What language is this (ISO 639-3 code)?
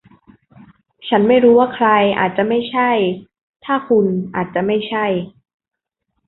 tha